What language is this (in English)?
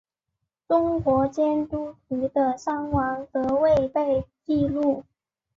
Chinese